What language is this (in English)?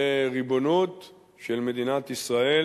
Hebrew